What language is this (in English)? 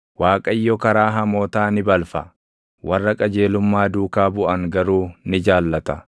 Oromo